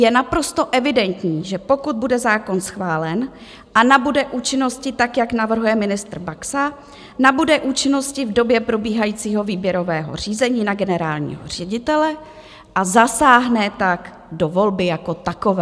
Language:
Czech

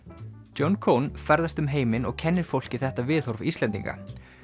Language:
Icelandic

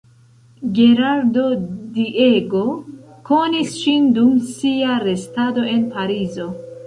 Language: Esperanto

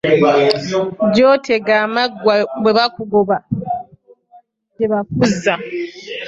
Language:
Ganda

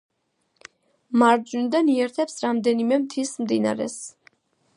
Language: Georgian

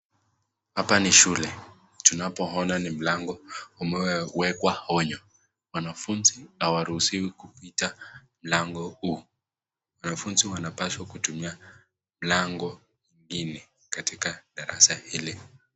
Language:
Swahili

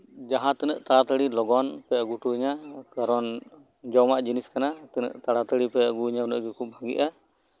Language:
Santali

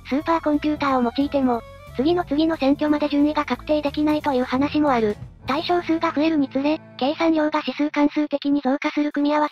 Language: Japanese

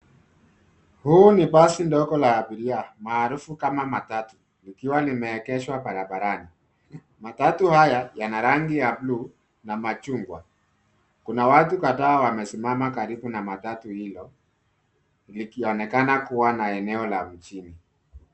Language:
Swahili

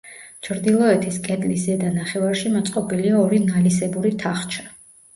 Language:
Georgian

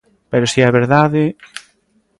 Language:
Galician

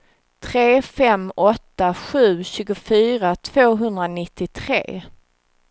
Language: Swedish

